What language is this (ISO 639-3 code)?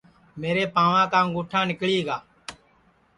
ssi